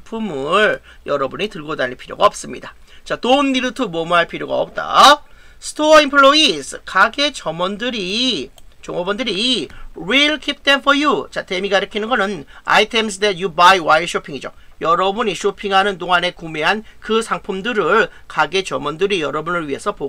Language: Korean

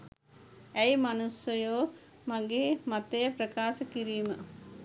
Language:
Sinhala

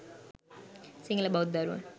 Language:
Sinhala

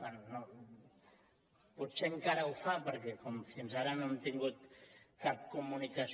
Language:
Catalan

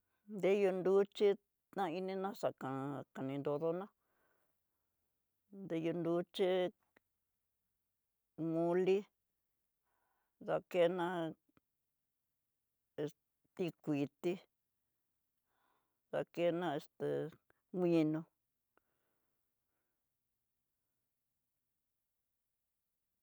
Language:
Tidaá Mixtec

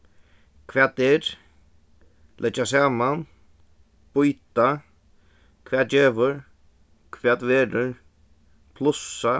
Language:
Faroese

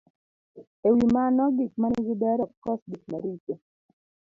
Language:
Luo (Kenya and Tanzania)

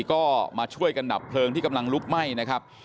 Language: Thai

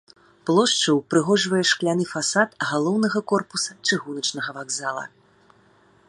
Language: Belarusian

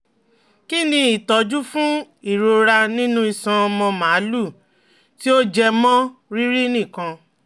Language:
Yoruba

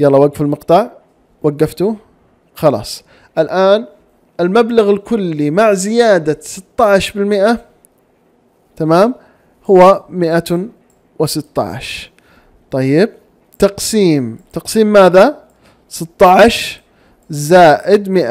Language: Arabic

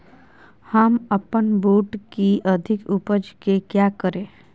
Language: Magahi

